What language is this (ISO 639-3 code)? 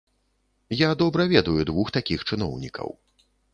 bel